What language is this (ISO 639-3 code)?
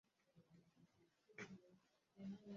swa